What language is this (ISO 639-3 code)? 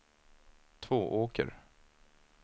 swe